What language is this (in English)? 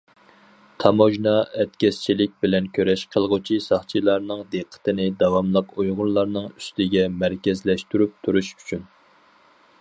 Uyghur